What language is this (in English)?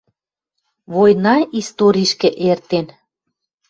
Western Mari